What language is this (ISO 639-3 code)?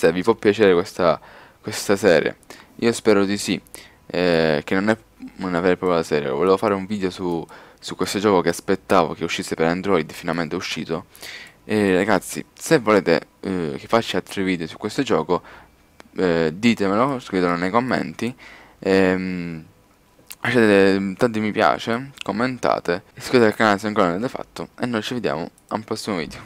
ita